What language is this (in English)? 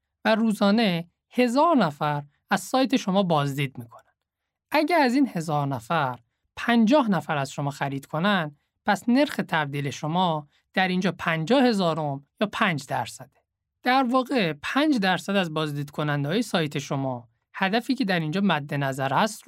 Persian